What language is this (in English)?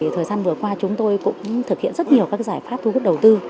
Vietnamese